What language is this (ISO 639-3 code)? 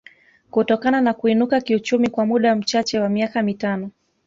swa